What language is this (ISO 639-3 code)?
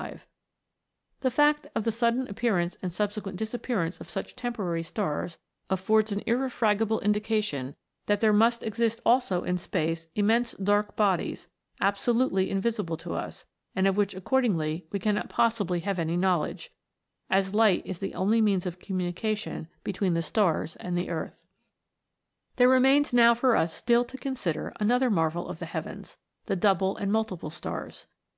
eng